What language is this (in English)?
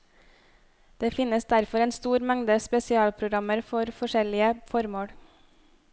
Norwegian